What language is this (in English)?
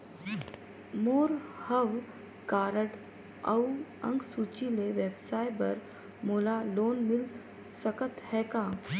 Chhattisgarhi